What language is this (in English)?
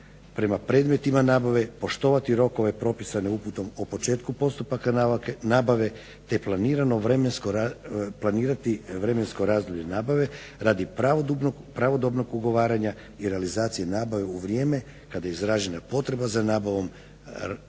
Croatian